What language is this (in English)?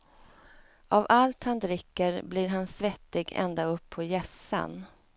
Swedish